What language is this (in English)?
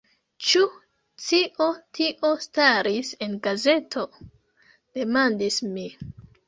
Esperanto